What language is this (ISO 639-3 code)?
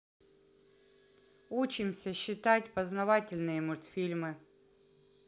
rus